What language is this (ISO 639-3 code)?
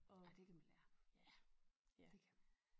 dan